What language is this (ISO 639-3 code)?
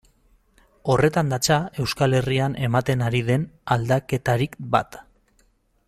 eus